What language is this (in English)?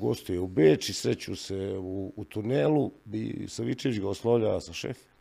Croatian